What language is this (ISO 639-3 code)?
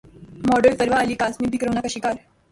urd